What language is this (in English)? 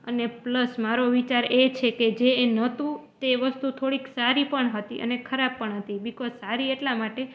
Gujarati